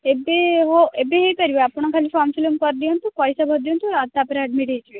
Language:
Odia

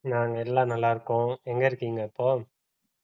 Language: Tamil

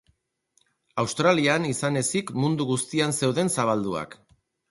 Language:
Basque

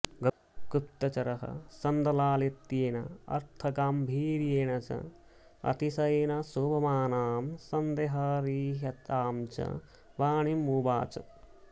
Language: Sanskrit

